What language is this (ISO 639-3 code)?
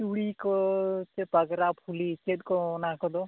sat